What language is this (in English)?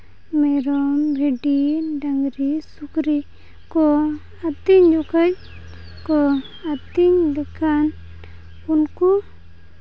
Santali